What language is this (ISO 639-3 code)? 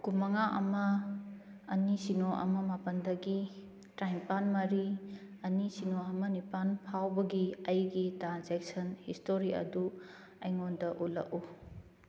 mni